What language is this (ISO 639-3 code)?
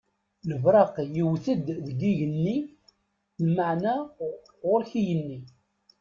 kab